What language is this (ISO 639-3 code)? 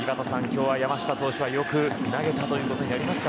jpn